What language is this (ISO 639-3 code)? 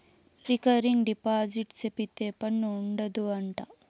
tel